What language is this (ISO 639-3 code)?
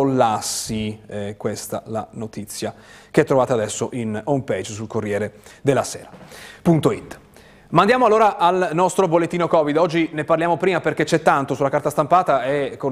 ita